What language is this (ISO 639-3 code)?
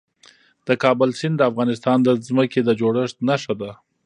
pus